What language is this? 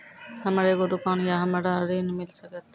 Maithili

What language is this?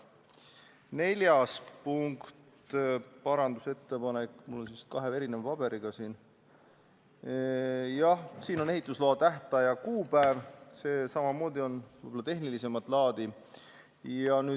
Estonian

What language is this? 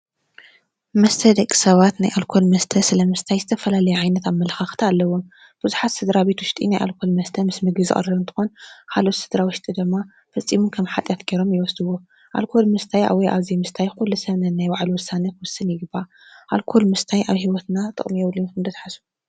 Tigrinya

